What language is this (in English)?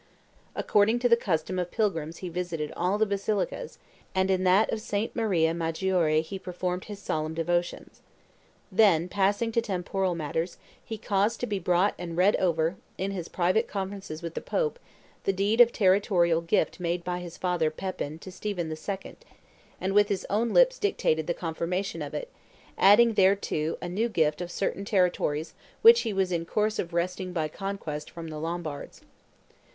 English